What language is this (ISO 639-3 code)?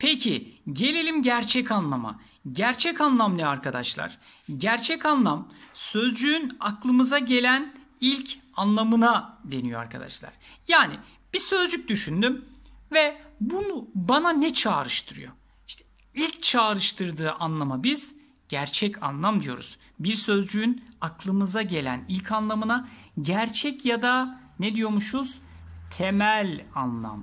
tur